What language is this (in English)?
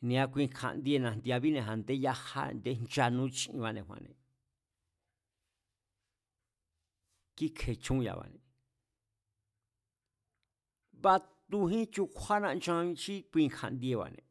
Mazatlán Mazatec